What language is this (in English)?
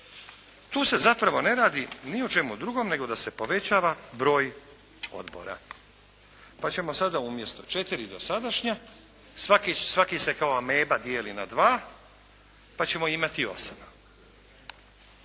Croatian